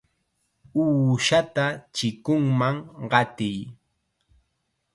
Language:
Chiquián Ancash Quechua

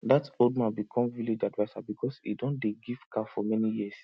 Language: Nigerian Pidgin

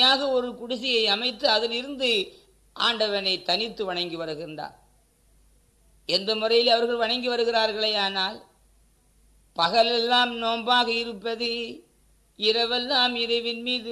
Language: Tamil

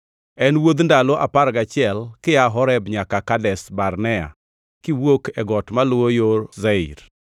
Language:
Luo (Kenya and Tanzania)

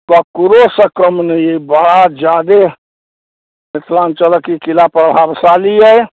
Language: Maithili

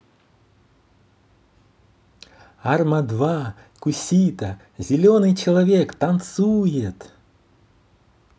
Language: Russian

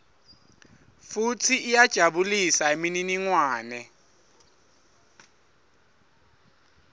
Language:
Swati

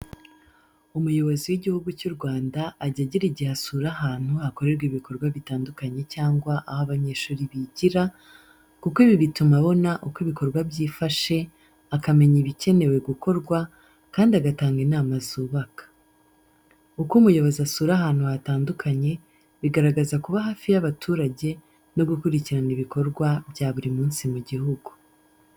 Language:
Kinyarwanda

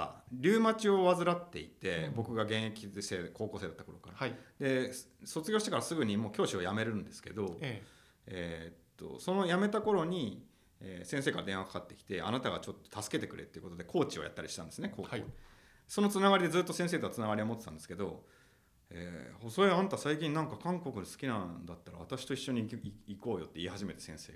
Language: Japanese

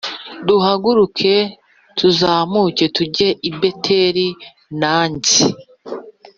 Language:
Kinyarwanda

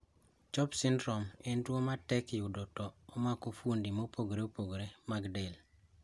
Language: Luo (Kenya and Tanzania)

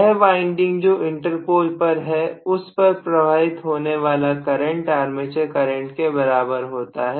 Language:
Hindi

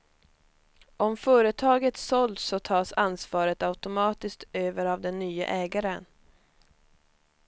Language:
Swedish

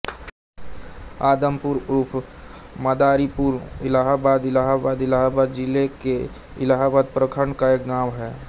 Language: Hindi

